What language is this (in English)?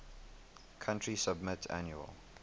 English